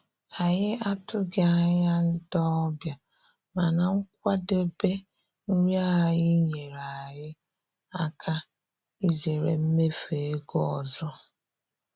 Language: Igbo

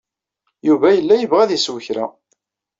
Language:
Kabyle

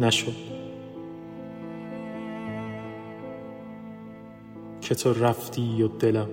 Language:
Persian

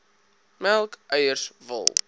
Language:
Afrikaans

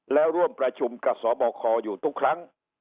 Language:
Thai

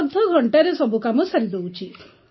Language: Odia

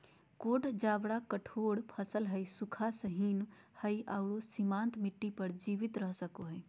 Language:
Magahi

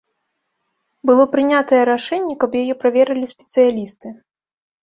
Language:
Belarusian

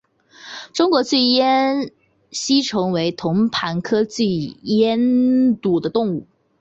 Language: Chinese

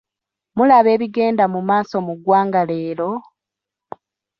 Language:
Ganda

